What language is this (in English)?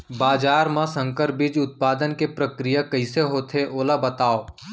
Chhattisgarhi